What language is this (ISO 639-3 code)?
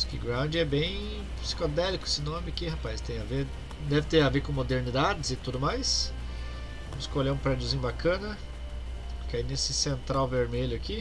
por